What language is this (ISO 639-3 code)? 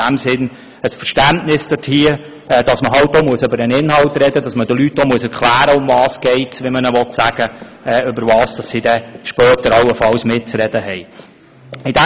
gsw